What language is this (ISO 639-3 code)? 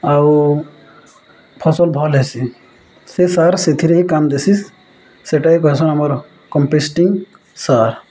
ori